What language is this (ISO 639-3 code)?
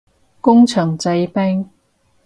yue